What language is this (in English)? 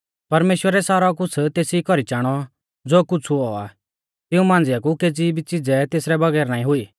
Mahasu Pahari